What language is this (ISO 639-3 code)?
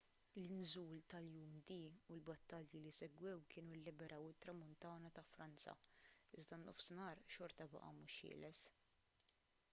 mlt